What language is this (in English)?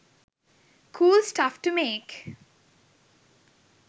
Sinhala